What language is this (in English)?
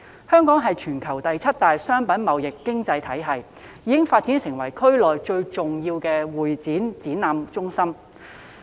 Cantonese